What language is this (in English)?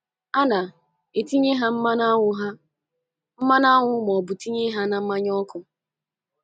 Igbo